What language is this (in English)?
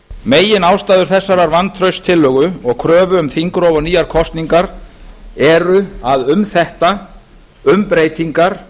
Icelandic